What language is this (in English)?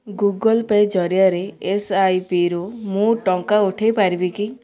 Odia